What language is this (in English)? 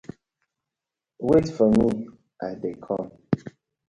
Nigerian Pidgin